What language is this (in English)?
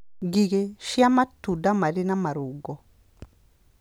Kikuyu